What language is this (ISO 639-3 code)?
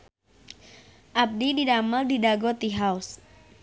sun